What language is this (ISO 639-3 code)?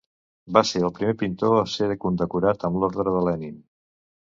cat